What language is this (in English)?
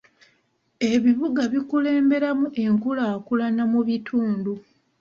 Ganda